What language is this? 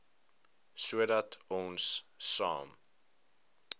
Afrikaans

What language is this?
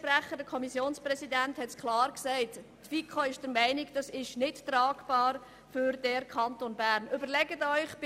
Swiss German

